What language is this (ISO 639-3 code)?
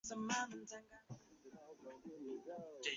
zho